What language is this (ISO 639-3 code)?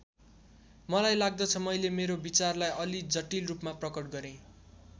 nep